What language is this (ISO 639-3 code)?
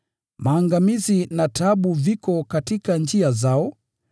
swa